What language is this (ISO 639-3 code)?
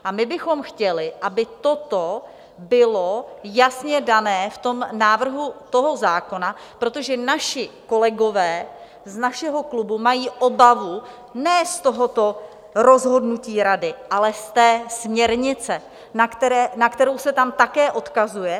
ces